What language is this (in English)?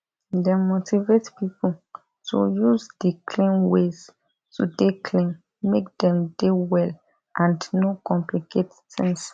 Nigerian Pidgin